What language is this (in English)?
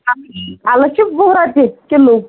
Kashmiri